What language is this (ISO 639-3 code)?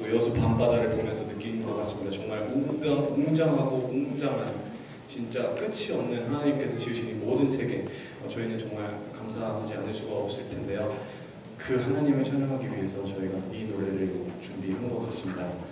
kor